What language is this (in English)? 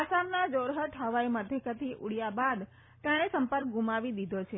Gujarati